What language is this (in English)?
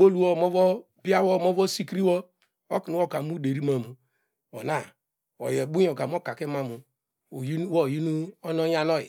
Degema